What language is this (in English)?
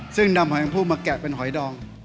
Thai